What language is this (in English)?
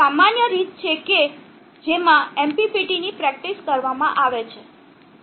Gujarati